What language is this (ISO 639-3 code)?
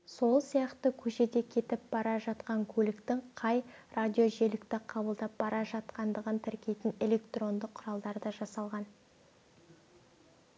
kaz